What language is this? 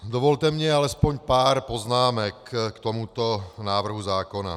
Czech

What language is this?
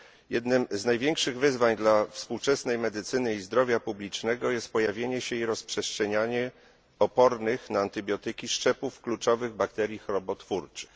Polish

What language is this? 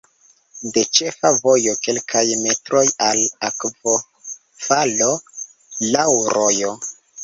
Esperanto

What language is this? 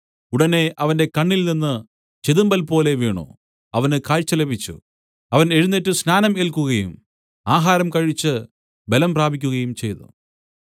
Malayalam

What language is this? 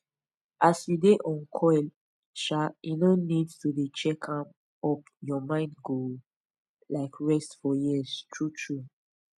Nigerian Pidgin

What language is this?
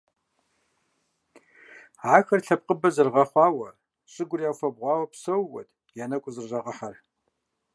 Kabardian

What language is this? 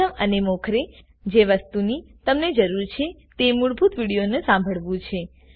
Gujarati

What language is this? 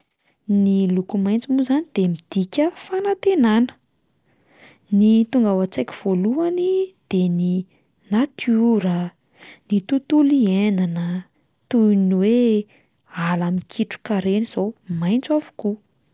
Malagasy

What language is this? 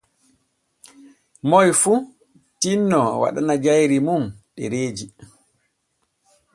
Borgu Fulfulde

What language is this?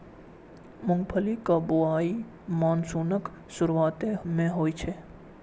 Maithili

